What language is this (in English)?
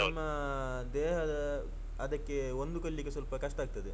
Kannada